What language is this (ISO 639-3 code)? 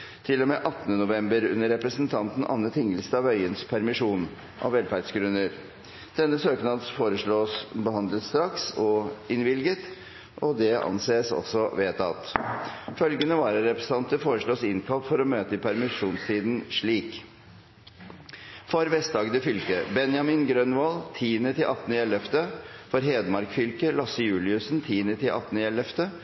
nob